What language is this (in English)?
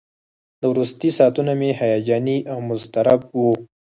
Pashto